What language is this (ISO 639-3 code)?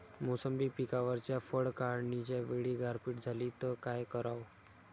mar